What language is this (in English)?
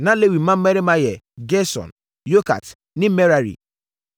Akan